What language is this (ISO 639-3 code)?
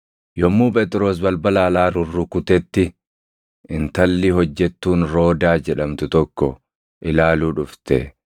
orm